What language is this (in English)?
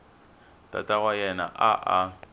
Tsonga